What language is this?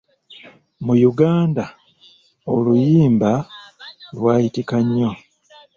Ganda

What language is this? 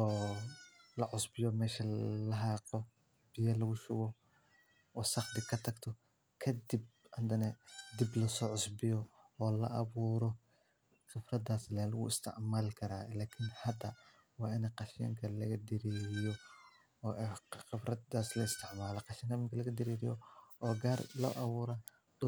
Somali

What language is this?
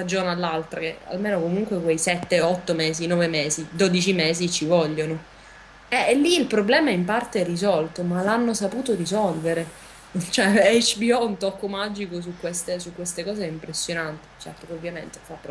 Italian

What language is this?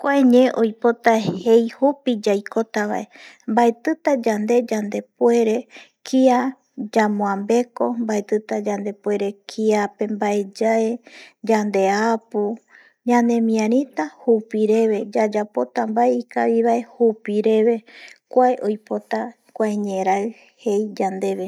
Eastern Bolivian Guaraní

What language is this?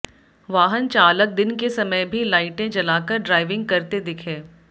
Hindi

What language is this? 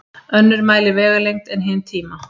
Icelandic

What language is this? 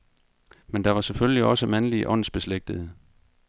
Danish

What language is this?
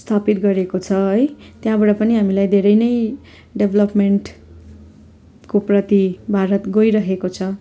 Nepali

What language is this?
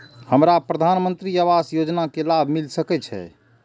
Maithili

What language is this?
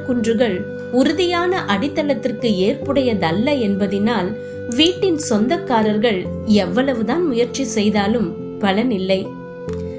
Tamil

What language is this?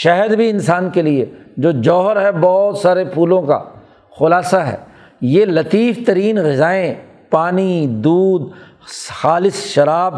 Urdu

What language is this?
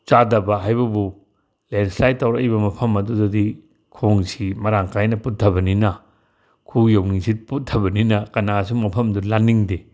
Manipuri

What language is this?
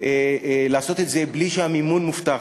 Hebrew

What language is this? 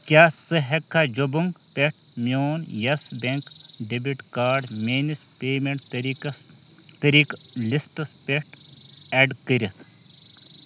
Kashmiri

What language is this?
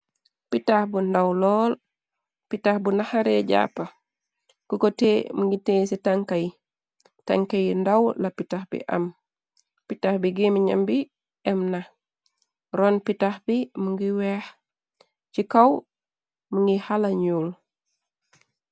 Wolof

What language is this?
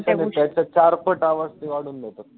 Marathi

